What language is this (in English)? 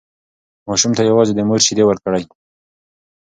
Pashto